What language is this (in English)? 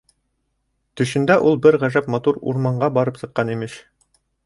Bashkir